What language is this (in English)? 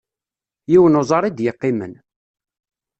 Kabyle